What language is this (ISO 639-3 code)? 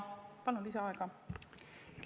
est